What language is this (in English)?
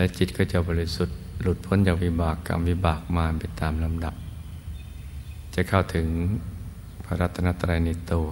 Thai